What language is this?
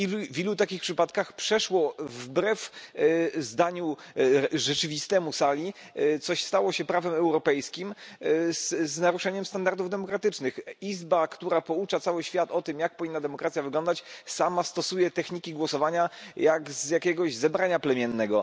Polish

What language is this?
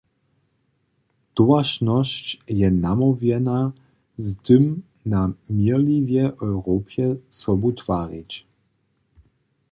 Upper Sorbian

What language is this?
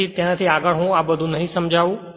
Gujarati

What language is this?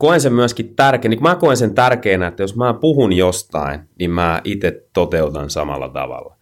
Finnish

